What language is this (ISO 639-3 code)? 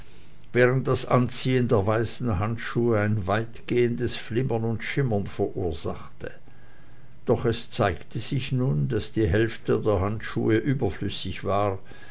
deu